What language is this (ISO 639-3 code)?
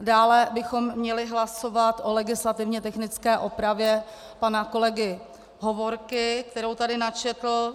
ces